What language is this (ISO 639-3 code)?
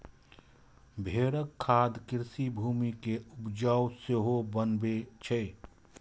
mai